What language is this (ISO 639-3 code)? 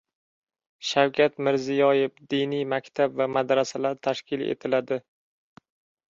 uzb